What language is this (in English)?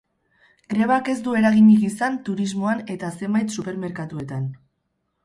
Basque